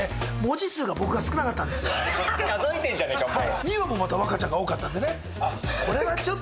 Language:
Japanese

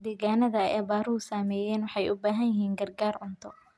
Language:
Somali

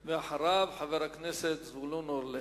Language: Hebrew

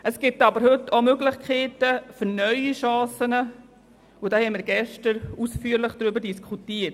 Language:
Swiss German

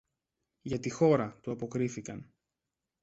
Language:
Greek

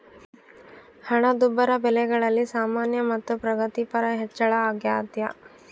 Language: Kannada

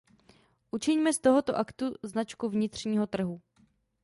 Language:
Czech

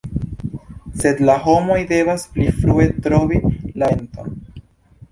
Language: Esperanto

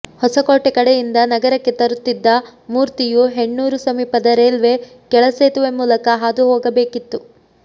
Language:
Kannada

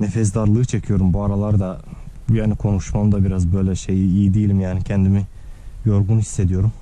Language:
Turkish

